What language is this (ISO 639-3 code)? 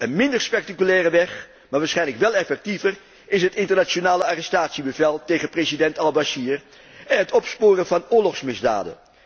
nld